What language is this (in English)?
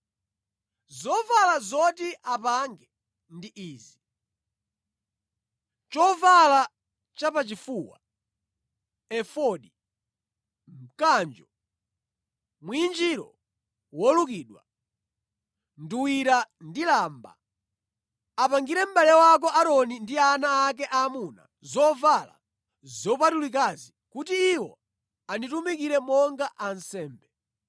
Nyanja